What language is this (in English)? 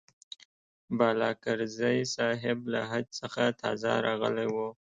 Pashto